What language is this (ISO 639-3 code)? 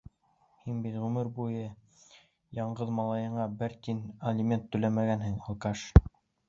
bak